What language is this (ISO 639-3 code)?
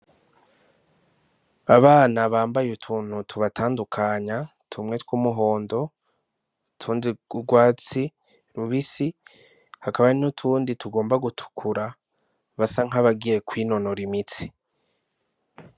run